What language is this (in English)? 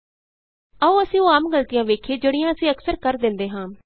Punjabi